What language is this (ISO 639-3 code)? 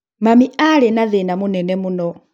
kik